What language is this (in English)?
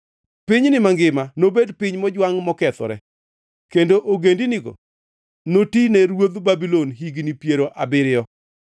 Luo (Kenya and Tanzania)